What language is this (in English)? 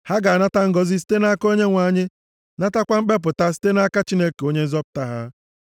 Igbo